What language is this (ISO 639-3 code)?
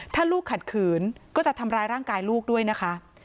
tha